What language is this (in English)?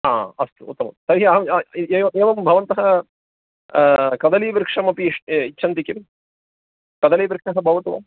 Sanskrit